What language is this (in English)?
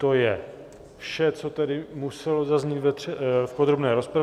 Czech